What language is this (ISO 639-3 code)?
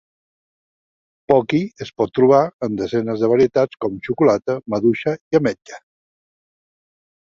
cat